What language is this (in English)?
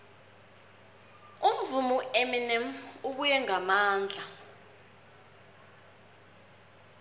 South Ndebele